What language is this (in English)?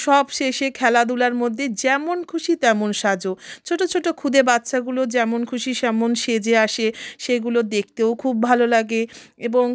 Bangla